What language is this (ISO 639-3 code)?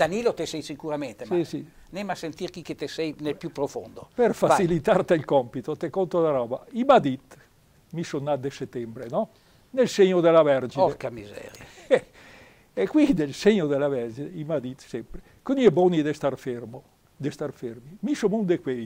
ita